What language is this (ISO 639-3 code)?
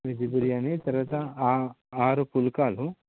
tel